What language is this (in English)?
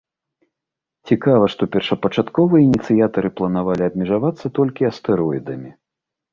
Belarusian